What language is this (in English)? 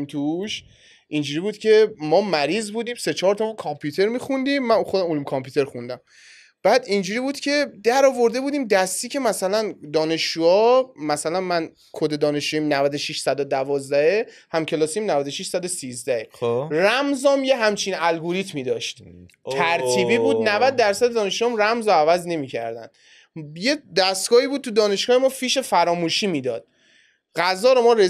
Persian